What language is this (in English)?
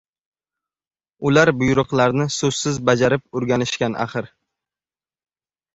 Uzbek